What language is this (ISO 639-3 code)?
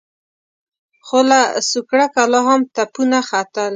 pus